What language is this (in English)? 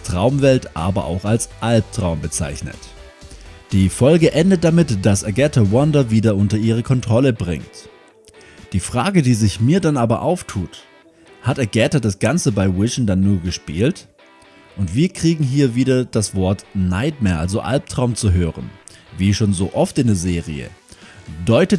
German